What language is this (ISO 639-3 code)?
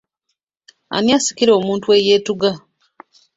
lug